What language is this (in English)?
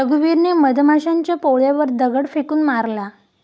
Marathi